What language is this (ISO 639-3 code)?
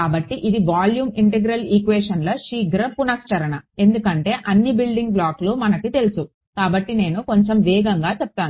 tel